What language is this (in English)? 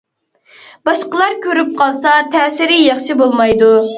Uyghur